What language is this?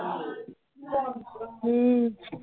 Punjabi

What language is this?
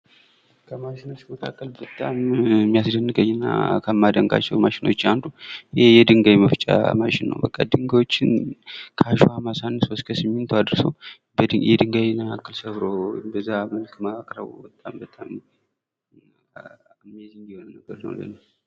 Amharic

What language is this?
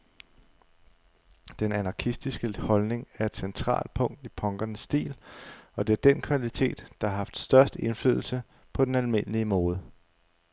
Danish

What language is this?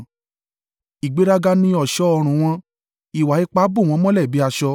Yoruba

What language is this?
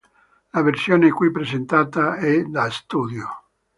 Italian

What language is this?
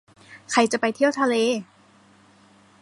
Thai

